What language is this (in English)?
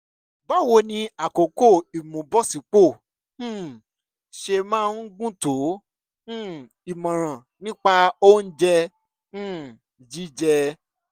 Yoruba